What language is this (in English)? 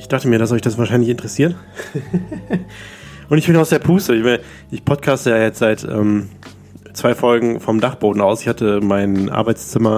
German